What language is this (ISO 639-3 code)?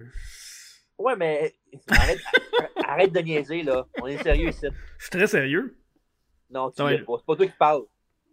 fra